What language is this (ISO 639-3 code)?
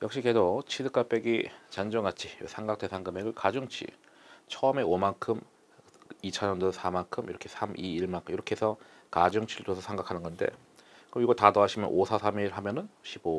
kor